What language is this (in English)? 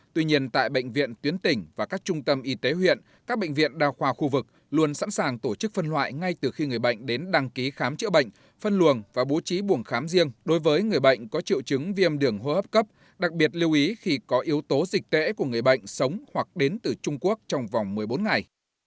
Vietnamese